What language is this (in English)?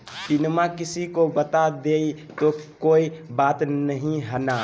Magahi